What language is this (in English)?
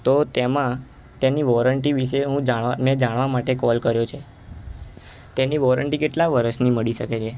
Gujarati